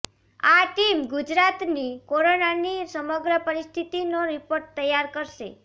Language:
Gujarati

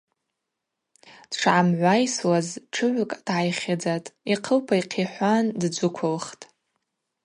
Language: Abaza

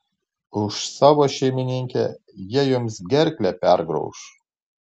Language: Lithuanian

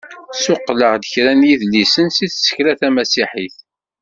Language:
Kabyle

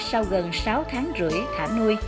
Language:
Vietnamese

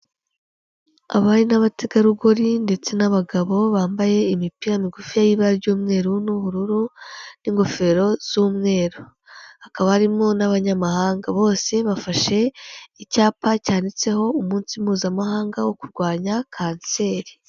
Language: Kinyarwanda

